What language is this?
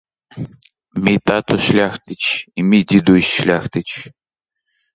Ukrainian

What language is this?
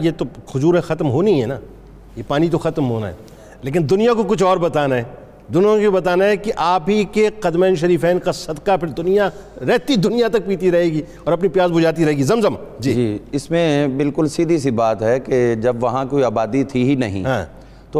Urdu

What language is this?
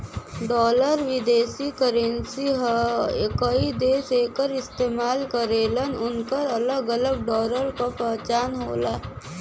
Bhojpuri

